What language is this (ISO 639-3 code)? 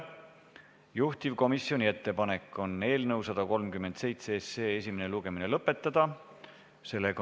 est